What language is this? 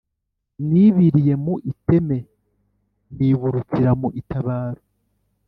Kinyarwanda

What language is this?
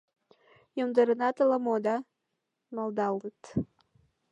Mari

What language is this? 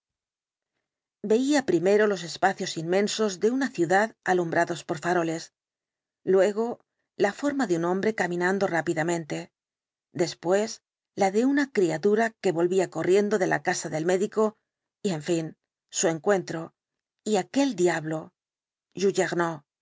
Spanish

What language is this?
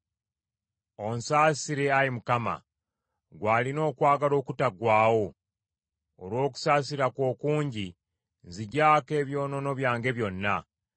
Ganda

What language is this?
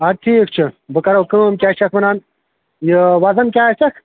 Kashmiri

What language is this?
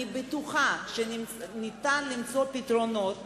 Hebrew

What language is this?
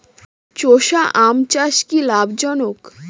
Bangla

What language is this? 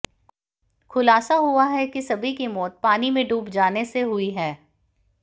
Hindi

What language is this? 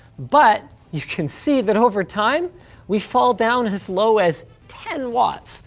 English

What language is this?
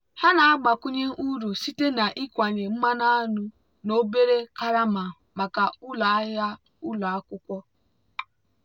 Igbo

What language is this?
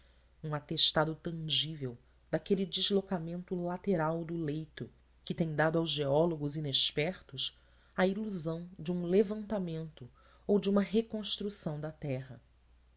Portuguese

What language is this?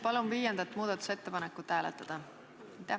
Estonian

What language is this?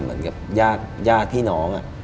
Thai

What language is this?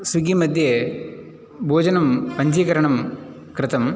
Sanskrit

